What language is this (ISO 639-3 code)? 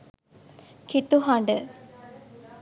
sin